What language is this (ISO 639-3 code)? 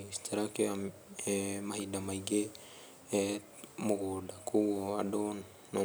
kik